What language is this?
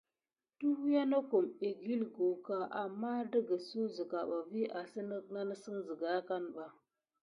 Gidar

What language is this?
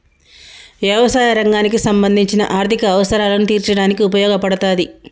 Telugu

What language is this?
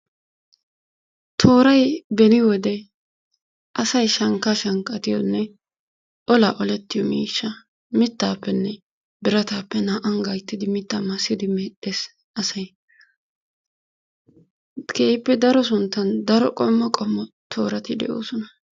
Wolaytta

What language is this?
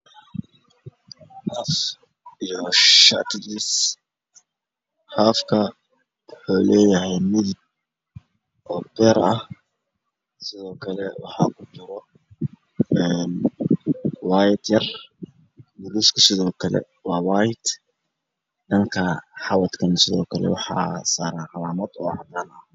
Somali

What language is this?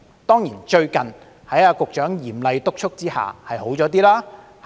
Cantonese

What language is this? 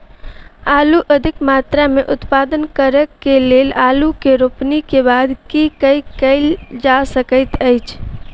Maithili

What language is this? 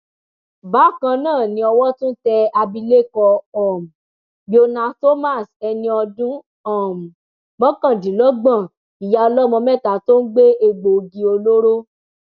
Yoruba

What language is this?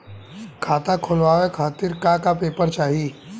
Bhojpuri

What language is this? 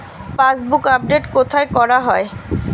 Bangla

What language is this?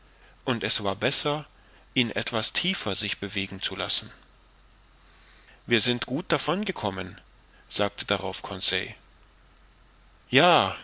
German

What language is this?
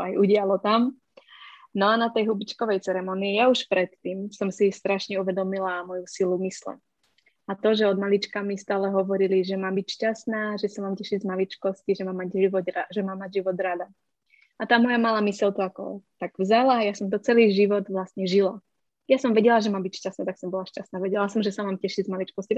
Czech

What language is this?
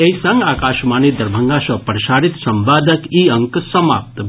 Maithili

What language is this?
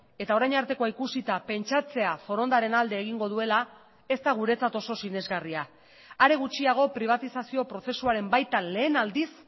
Basque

